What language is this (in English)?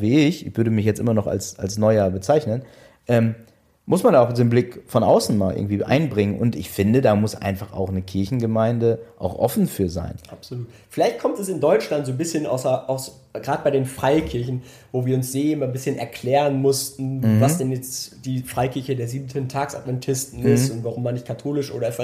German